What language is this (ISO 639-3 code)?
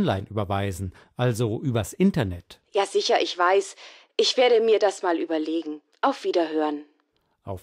deu